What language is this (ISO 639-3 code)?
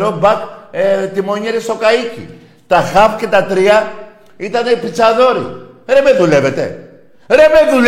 ell